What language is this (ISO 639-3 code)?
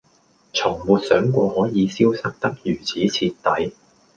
yue